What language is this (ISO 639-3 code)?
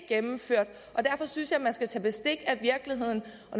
dan